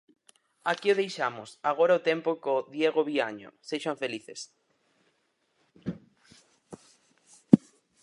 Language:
Galician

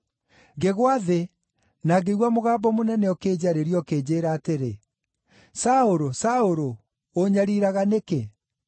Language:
Kikuyu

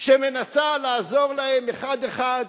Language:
Hebrew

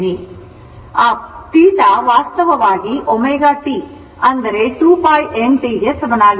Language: Kannada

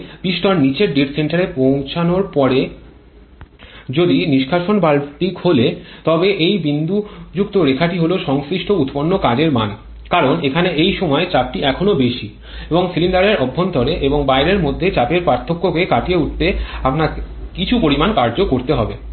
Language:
Bangla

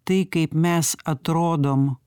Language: Lithuanian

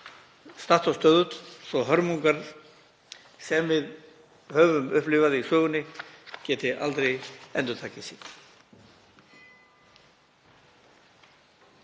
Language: Icelandic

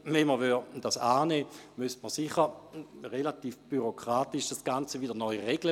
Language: Swiss German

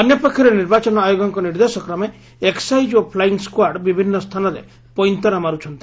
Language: Odia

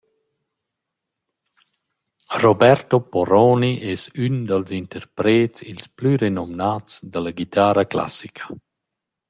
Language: Romansh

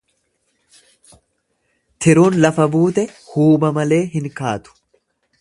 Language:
Oromo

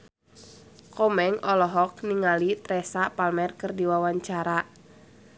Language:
Sundanese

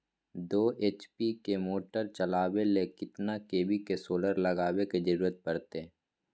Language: Magahi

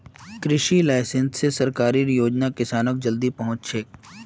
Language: Magahi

